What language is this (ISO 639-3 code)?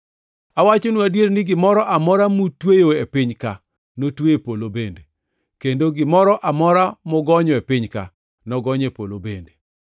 luo